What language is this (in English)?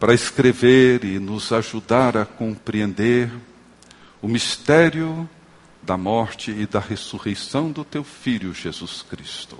Portuguese